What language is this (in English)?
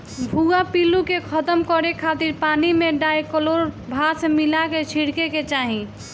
Bhojpuri